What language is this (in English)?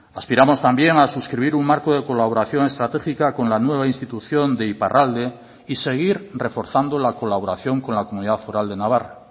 Spanish